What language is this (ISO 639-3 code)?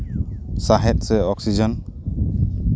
sat